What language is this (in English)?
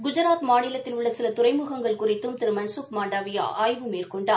Tamil